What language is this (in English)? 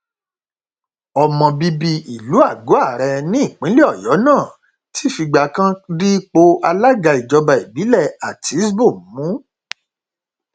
Yoruba